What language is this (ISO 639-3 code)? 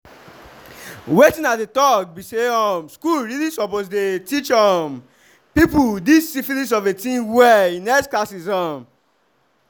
pcm